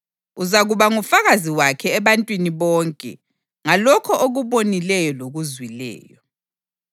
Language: North Ndebele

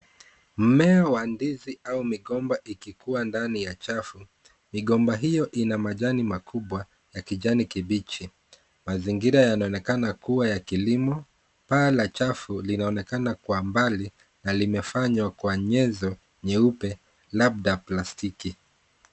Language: Swahili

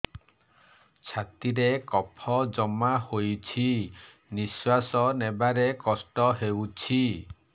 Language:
Odia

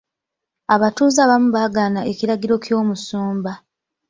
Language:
Ganda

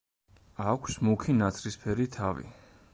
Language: Georgian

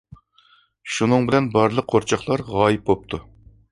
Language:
Uyghur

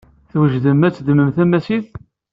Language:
Kabyle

